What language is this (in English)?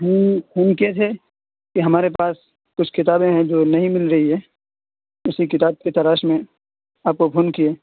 Urdu